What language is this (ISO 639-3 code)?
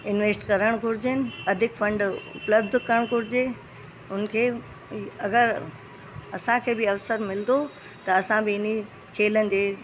snd